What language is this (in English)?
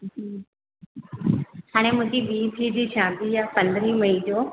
Sindhi